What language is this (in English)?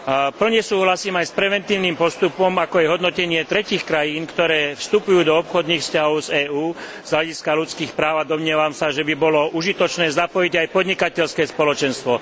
Slovak